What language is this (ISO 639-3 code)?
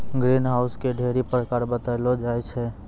mai